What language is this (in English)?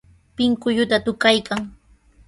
Sihuas Ancash Quechua